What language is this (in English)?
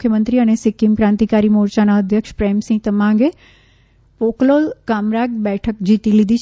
Gujarati